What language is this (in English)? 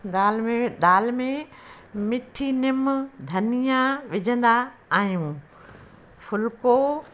Sindhi